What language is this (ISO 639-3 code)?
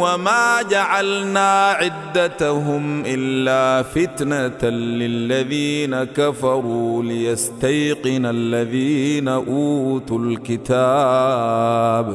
ara